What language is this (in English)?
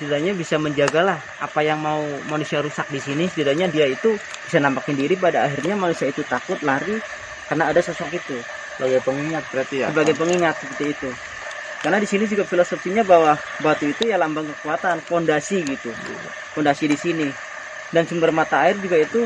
Indonesian